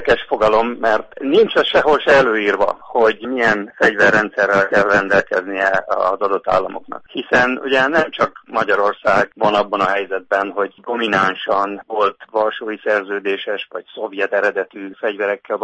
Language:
Hungarian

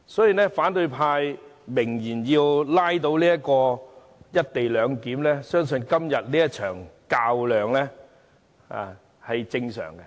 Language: Cantonese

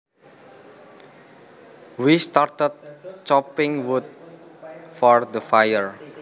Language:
Javanese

